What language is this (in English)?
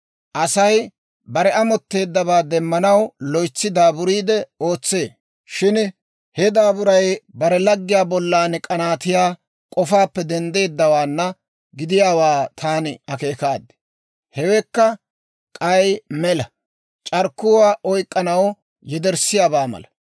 Dawro